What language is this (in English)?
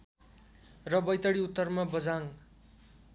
Nepali